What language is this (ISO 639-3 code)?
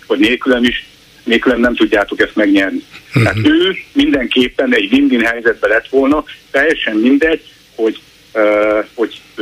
hun